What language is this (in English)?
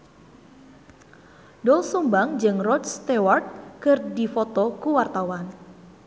Sundanese